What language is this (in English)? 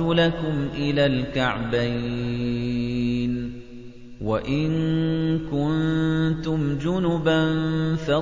Arabic